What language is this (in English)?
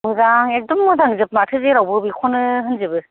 Bodo